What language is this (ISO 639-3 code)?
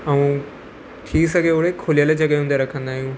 snd